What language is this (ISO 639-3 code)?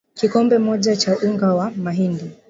swa